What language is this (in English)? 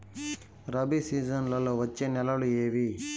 Telugu